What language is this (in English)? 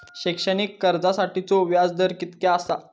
Marathi